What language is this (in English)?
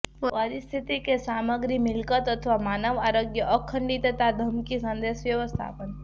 Gujarati